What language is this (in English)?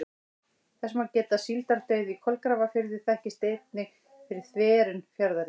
Icelandic